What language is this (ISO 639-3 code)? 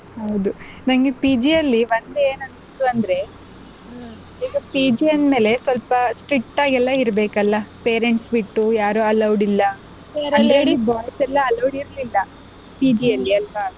kan